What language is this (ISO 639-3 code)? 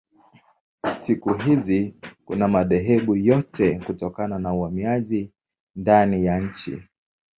swa